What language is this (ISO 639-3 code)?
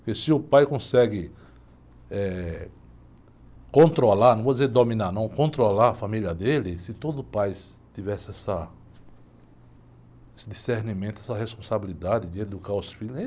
por